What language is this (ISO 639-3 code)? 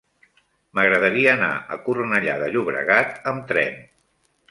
cat